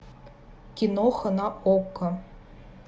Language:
Russian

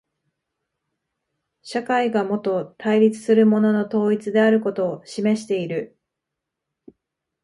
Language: Japanese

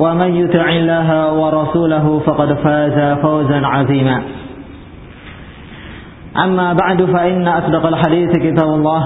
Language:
Filipino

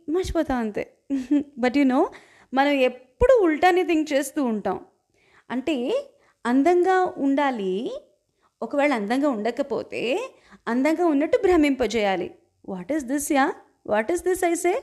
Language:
Telugu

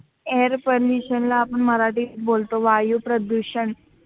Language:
Marathi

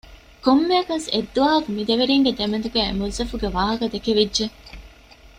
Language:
Divehi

